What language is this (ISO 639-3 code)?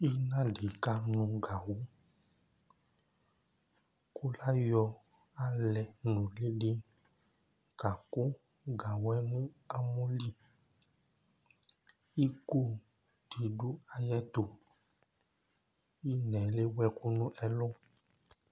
kpo